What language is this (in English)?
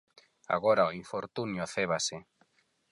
Galician